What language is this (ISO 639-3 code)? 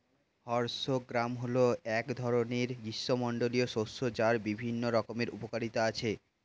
ben